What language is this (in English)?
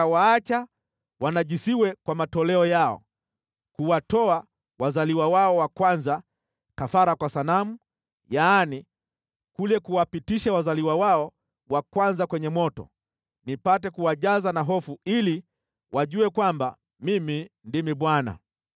Swahili